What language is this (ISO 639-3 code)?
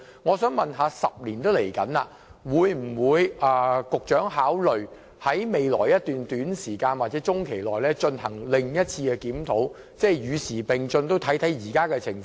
yue